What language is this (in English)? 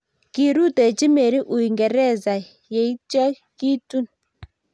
Kalenjin